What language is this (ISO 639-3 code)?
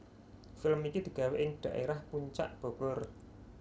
jav